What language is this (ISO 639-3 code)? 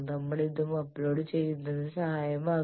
mal